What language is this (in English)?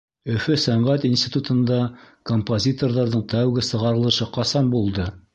Bashkir